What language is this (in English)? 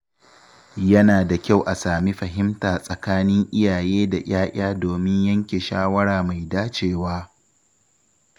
Hausa